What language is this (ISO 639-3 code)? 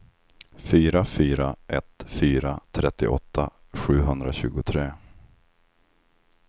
swe